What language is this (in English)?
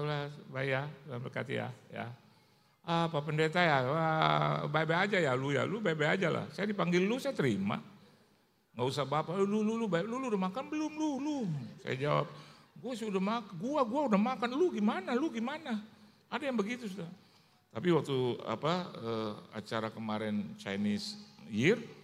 Indonesian